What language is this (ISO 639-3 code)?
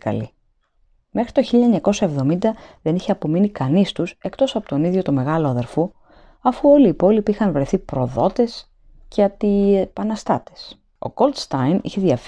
ell